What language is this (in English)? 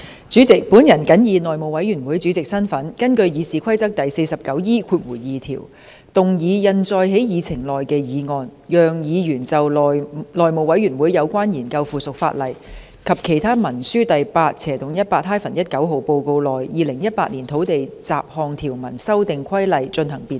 Cantonese